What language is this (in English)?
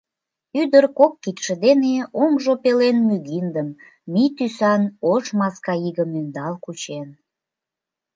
Mari